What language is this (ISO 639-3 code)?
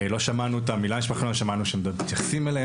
heb